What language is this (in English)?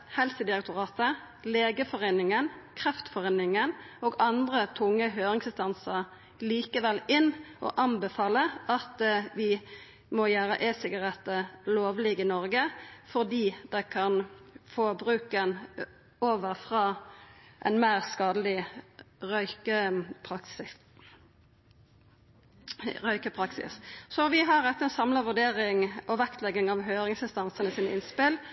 Norwegian Nynorsk